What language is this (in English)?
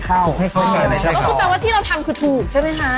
Thai